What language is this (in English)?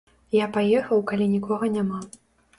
Belarusian